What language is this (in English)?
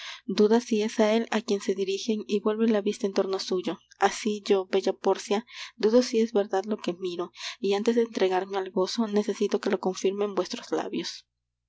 Spanish